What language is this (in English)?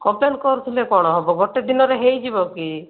Odia